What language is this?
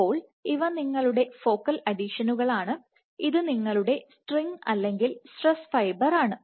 Malayalam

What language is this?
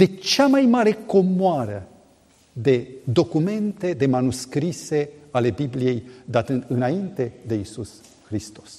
Romanian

